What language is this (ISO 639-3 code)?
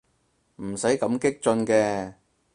yue